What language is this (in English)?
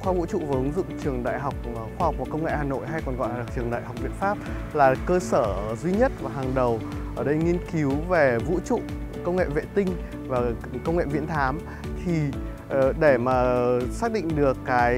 Vietnamese